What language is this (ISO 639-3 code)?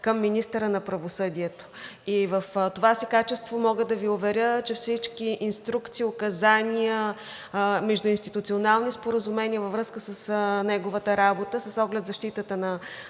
bul